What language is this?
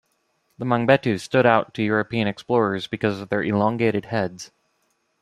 English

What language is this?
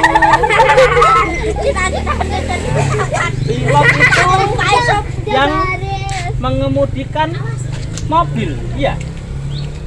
Indonesian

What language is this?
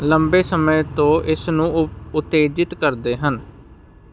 Punjabi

